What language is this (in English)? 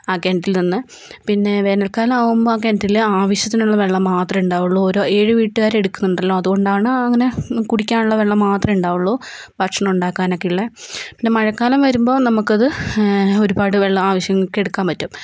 Malayalam